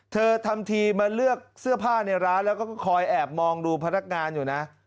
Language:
Thai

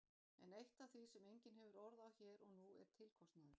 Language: Icelandic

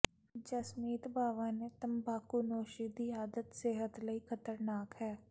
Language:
Punjabi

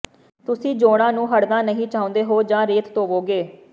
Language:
Punjabi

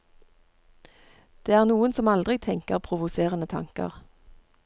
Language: Norwegian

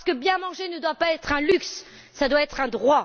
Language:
French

